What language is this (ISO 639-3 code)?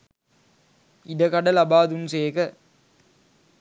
sin